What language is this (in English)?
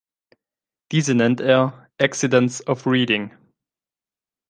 German